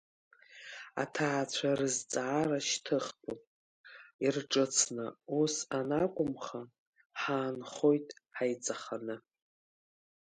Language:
Abkhazian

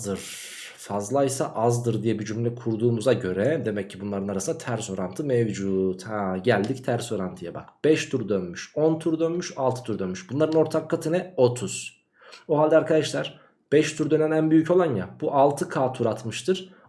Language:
Turkish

